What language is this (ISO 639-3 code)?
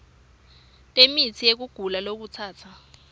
ssw